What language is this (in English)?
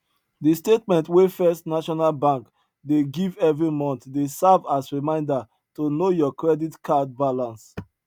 Nigerian Pidgin